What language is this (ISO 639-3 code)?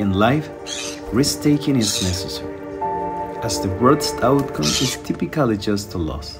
eng